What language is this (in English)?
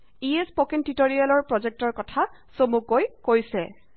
Assamese